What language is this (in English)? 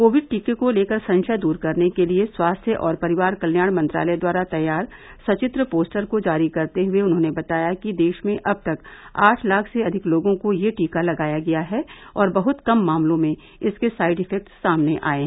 Hindi